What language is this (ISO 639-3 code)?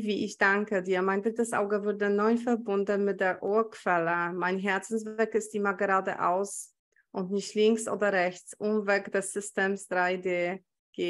deu